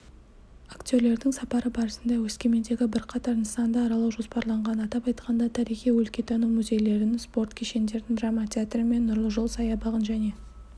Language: Kazakh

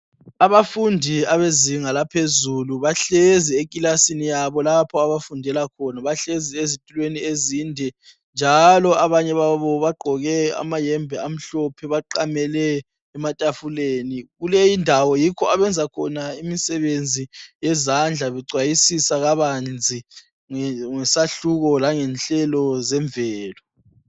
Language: North Ndebele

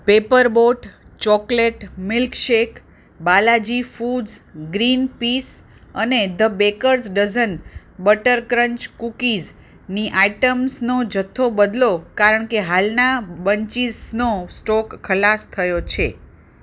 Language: Gujarati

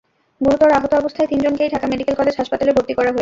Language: Bangla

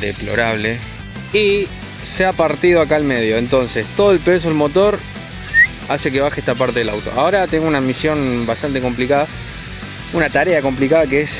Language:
Spanish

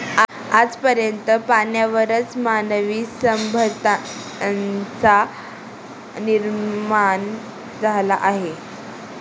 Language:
Marathi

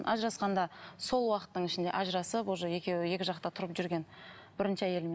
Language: Kazakh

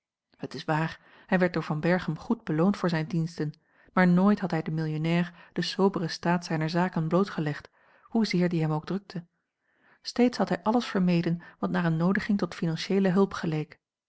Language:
Dutch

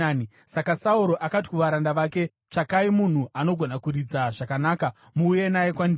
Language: Shona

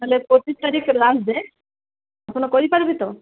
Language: Odia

